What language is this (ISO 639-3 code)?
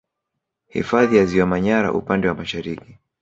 swa